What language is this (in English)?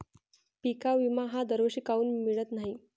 Marathi